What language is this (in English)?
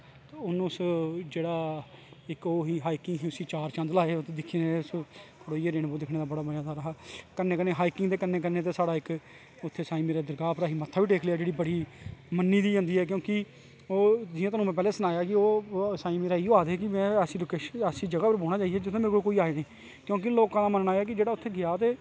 Dogri